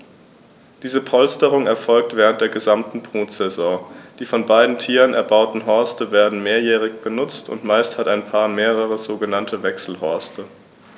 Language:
German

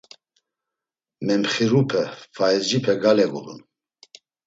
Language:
Laz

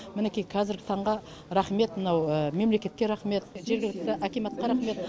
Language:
Kazakh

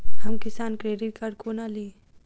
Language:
Maithili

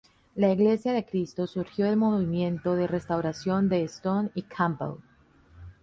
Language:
Spanish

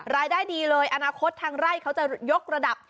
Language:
Thai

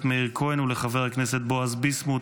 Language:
Hebrew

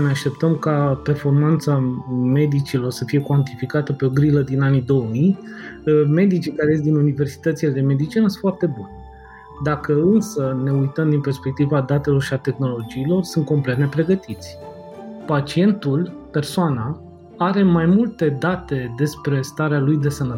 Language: Romanian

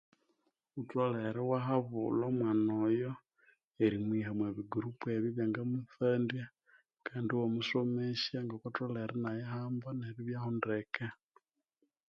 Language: Konzo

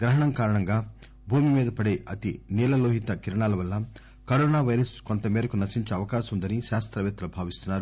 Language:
Telugu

